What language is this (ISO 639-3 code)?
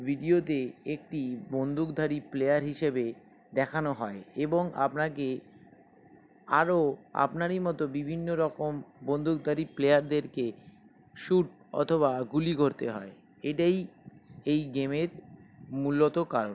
ben